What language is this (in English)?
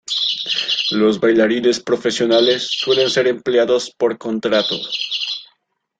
Spanish